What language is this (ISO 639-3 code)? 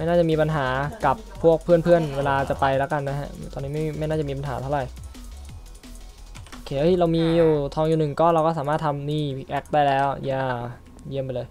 tha